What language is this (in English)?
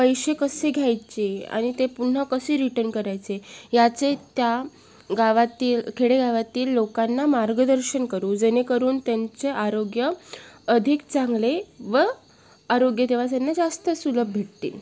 Marathi